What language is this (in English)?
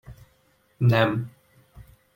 Hungarian